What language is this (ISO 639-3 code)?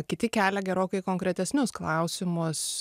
lit